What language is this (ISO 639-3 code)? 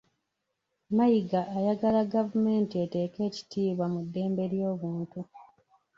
lug